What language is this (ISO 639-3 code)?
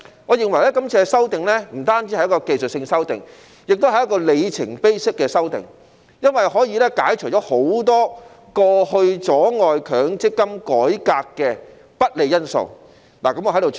yue